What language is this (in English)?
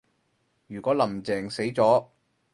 Cantonese